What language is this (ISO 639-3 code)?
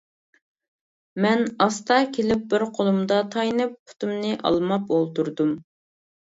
uig